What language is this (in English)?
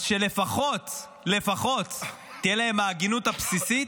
Hebrew